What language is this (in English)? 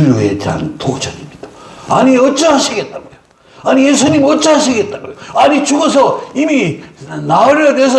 Korean